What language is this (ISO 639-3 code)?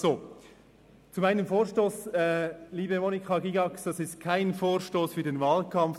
gsw